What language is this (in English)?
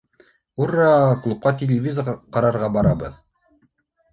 Bashkir